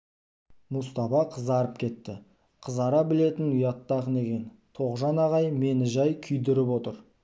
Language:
Kazakh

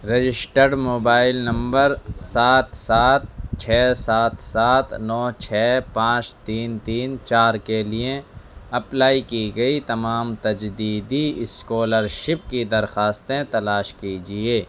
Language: Urdu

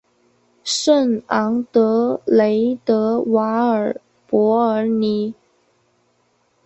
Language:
Chinese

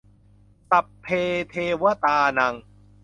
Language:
Thai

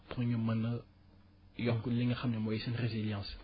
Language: Wolof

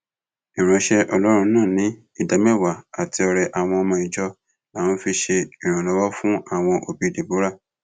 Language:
Yoruba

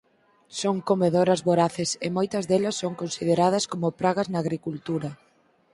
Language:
Galician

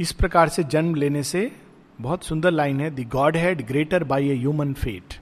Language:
Hindi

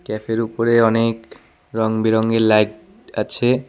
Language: Bangla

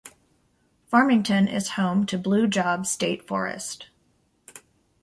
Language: English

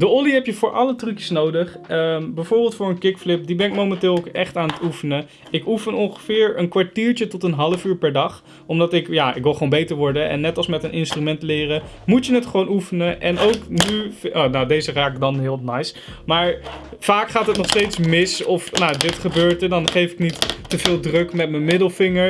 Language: Dutch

